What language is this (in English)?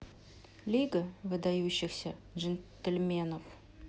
Russian